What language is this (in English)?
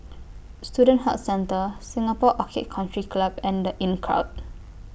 English